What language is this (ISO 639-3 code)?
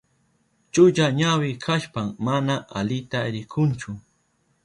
qup